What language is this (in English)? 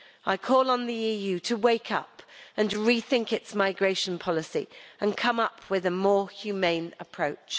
English